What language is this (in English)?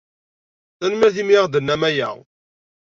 Kabyle